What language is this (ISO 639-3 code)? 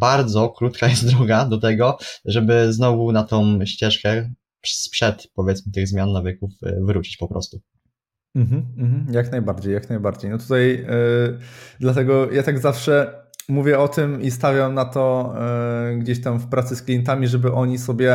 pol